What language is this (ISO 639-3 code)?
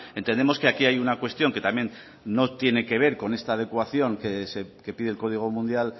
spa